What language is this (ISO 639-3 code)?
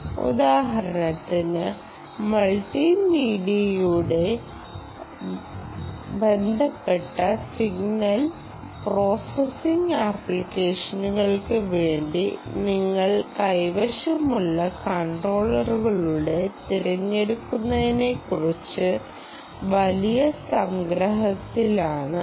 mal